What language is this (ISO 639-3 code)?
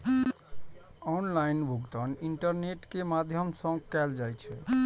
mai